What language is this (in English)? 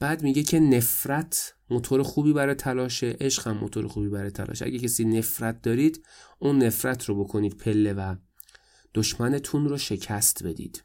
Persian